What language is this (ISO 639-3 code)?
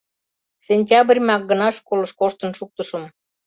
chm